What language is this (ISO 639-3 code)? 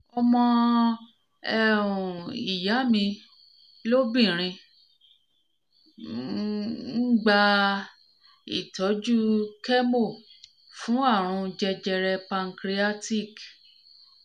yor